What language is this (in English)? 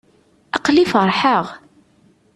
Kabyle